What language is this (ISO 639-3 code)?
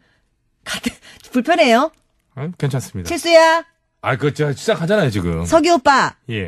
kor